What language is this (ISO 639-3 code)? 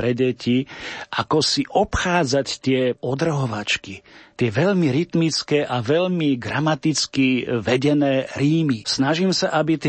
slk